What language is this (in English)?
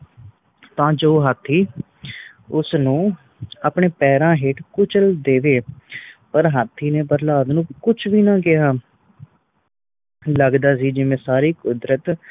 Punjabi